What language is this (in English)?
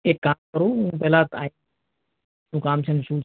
Gujarati